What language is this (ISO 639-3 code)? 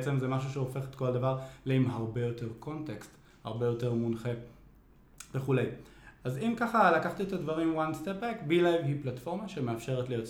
heb